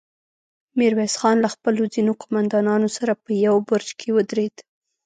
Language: Pashto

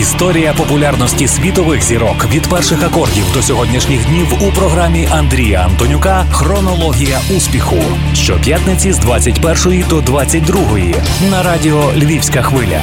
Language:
Ukrainian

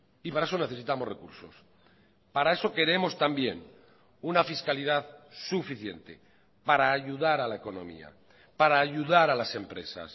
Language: Spanish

